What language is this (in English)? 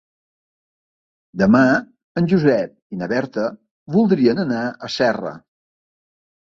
Catalan